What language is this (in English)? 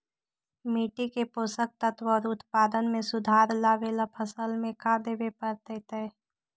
Magahi